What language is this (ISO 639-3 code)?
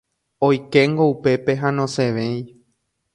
grn